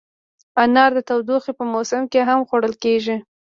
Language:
Pashto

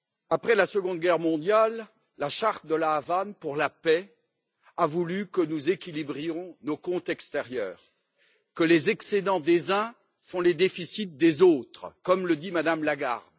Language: French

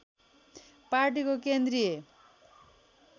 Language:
Nepali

